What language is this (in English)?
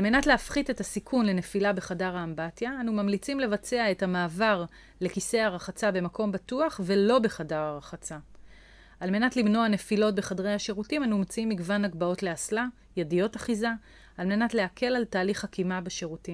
Hebrew